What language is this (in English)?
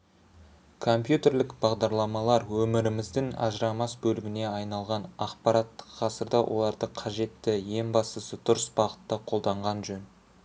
Kazakh